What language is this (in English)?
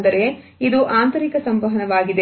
Kannada